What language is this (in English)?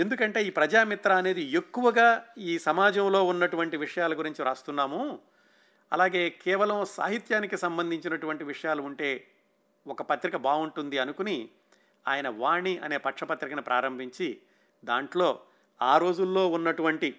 Telugu